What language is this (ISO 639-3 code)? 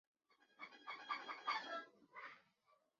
zho